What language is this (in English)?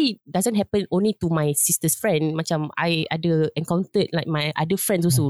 Malay